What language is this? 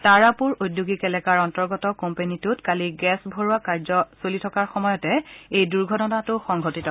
Assamese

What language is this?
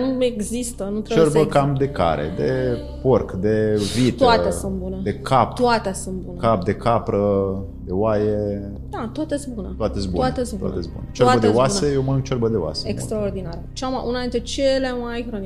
Romanian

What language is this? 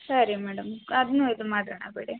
Kannada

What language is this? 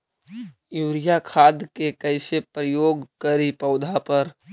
Magahi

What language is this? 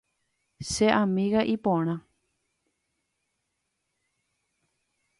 Guarani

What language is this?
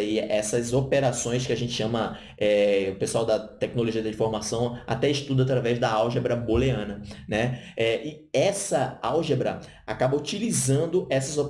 Portuguese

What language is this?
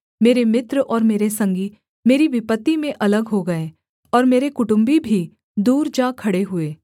Hindi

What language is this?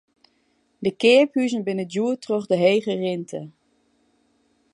Western Frisian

